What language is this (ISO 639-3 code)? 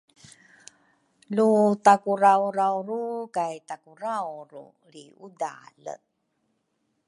dru